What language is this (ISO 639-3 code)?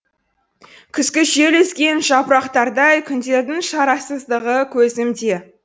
kaz